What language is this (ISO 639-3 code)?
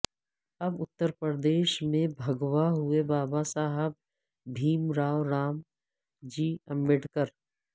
urd